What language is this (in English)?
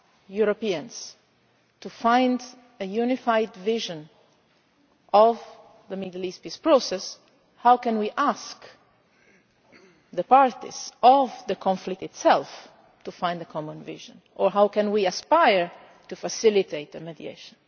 English